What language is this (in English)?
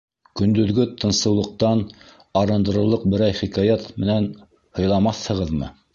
Bashkir